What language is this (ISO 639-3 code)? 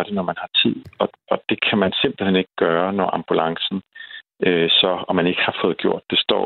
dan